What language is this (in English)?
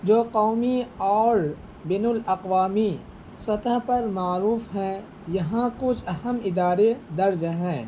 Urdu